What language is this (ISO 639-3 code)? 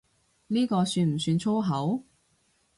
yue